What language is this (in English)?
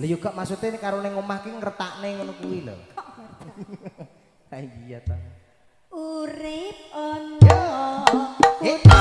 Indonesian